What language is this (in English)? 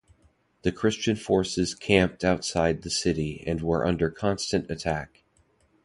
English